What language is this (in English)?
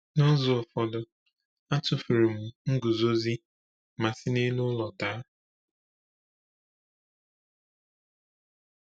Igbo